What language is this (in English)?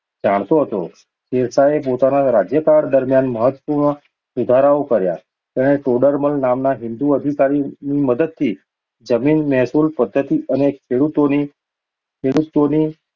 Gujarati